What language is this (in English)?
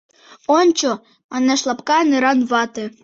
Mari